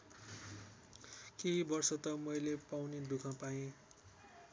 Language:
Nepali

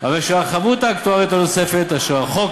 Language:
Hebrew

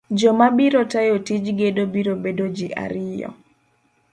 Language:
Luo (Kenya and Tanzania)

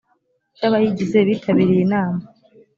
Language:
Kinyarwanda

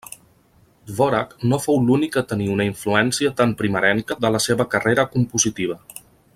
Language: Catalan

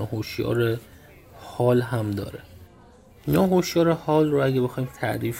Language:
Persian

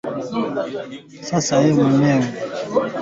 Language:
Swahili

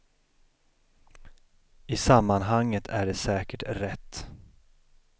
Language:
Swedish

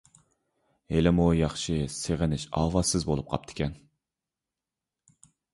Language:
Uyghur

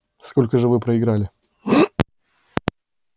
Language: Russian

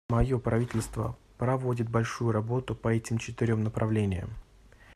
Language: Russian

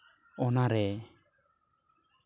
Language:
Santali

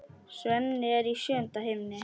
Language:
Icelandic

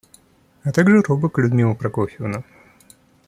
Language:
Russian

